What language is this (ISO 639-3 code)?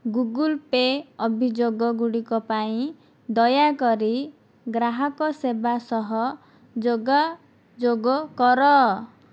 ori